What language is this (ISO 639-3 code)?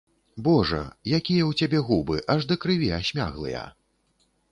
bel